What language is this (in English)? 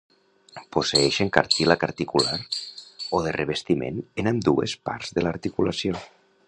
Catalan